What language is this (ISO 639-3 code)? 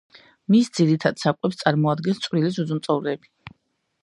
kat